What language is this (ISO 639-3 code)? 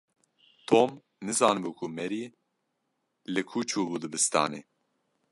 kur